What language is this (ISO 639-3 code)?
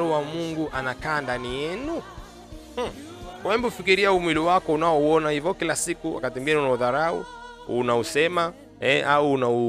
swa